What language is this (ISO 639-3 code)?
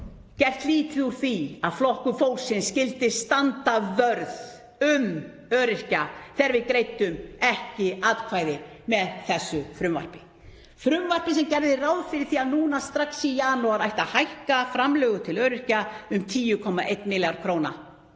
isl